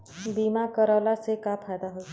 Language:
Bhojpuri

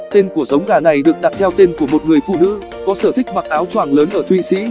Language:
Vietnamese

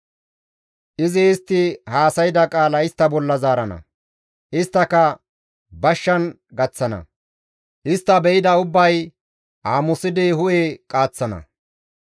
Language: Gamo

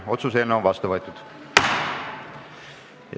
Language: Estonian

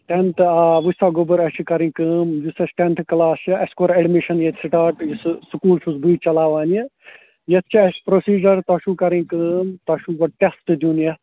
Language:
Kashmiri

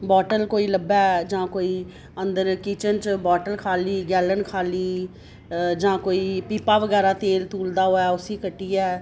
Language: Dogri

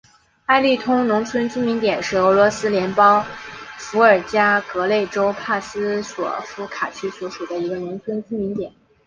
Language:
Chinese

